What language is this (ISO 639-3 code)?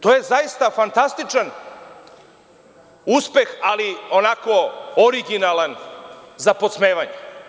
srp